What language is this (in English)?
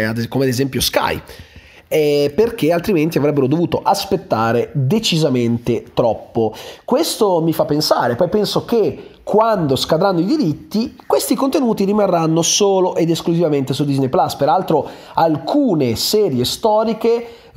Italian